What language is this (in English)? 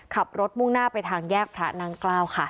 Thai